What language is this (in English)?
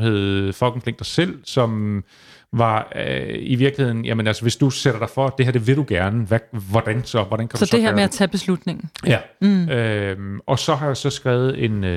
Danish